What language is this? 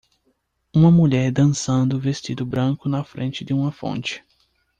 Portuguese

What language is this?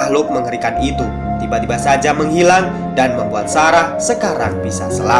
Indonesian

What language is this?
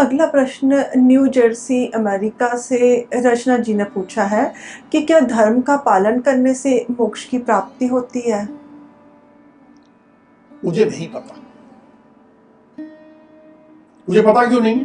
Hindi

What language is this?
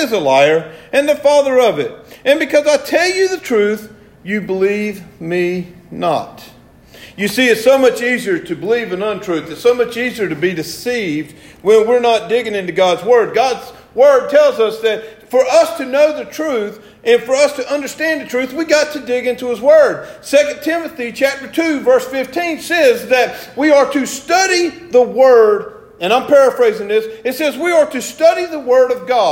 English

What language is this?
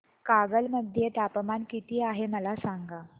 Marathi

